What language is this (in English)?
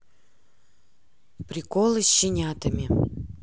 Russian